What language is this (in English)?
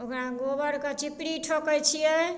Maithili